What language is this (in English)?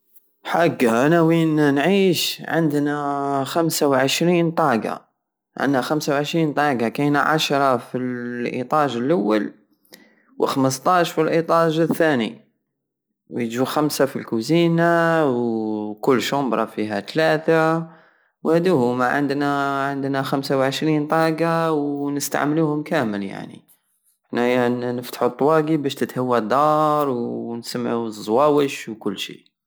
Algerian Saharan Arabic